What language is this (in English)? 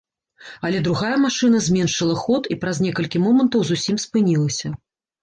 Belarusian